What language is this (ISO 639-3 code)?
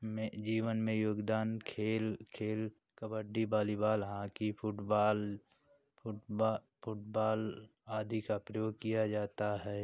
hin